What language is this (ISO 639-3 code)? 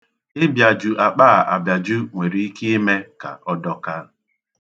ibo